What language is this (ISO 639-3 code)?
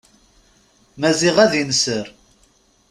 kab